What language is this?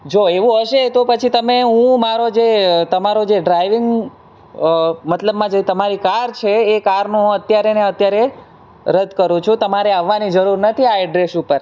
Gujarati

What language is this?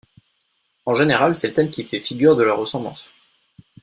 French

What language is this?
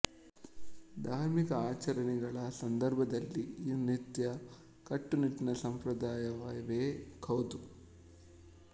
Kannada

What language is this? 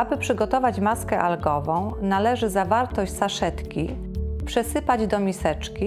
Polish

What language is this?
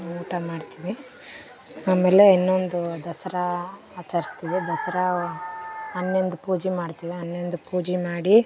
Kannada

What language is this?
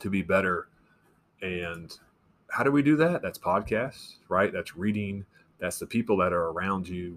English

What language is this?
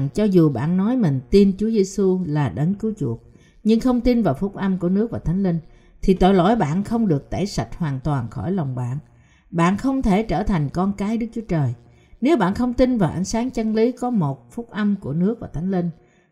Vietnamese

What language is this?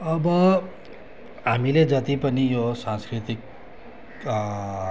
Nepali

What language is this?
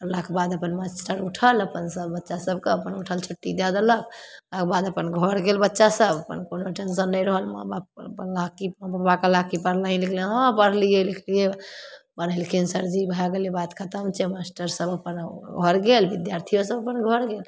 Maithili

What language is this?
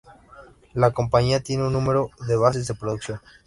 Spanish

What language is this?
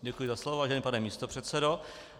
Czech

